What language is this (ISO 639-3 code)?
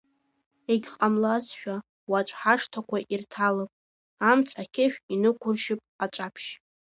abk